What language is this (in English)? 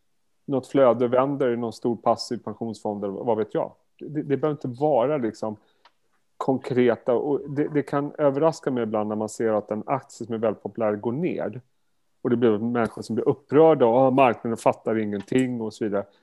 Swedish